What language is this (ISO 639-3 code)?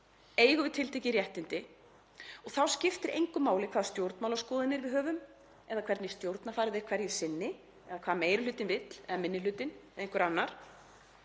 isl